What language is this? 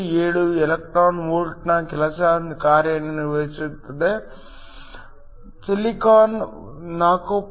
Kannada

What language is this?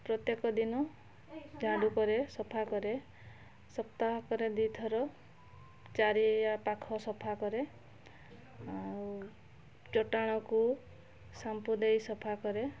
Odia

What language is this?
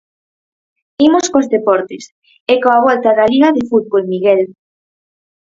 Galician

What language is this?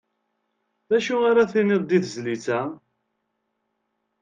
Kabyle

